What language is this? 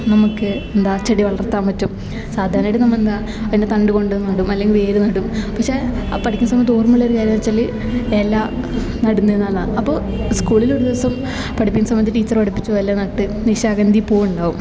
Malayalam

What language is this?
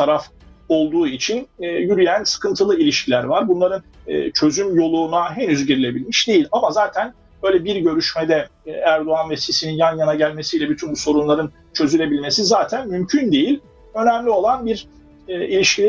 Turkish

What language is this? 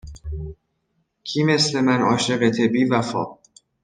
Persian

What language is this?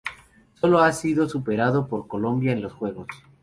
Spanish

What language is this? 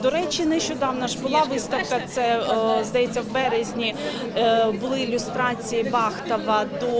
Ukrainian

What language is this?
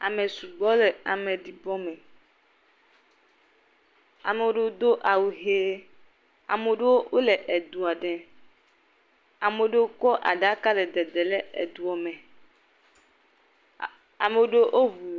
Ewe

